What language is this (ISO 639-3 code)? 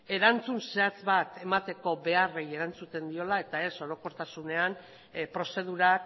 eus